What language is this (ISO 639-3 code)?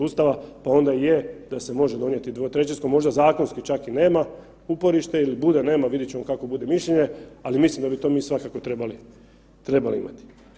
hrv